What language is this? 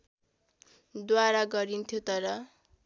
Nepali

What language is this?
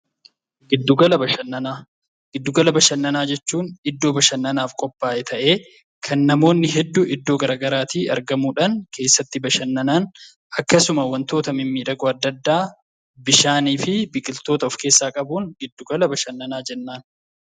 Oromo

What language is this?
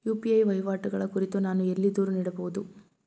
Kannada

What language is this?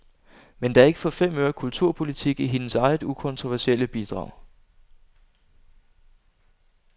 Danish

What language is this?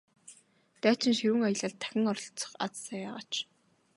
Mongolian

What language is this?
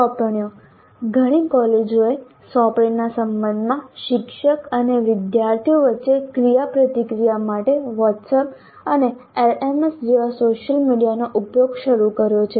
Gujarati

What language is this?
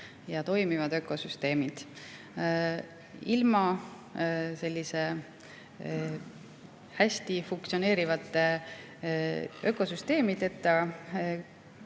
Estonian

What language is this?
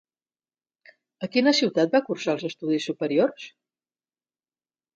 Catalan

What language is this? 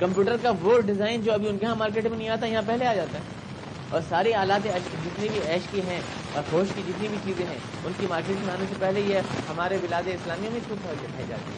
Urdu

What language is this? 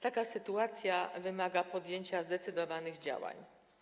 Polish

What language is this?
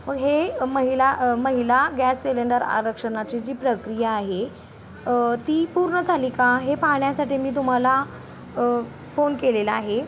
Marathi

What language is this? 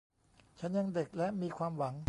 Thai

